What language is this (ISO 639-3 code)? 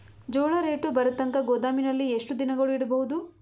kan